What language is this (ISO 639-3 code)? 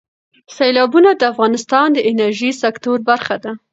pus